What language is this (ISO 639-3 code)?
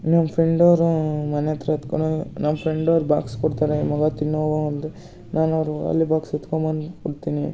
kan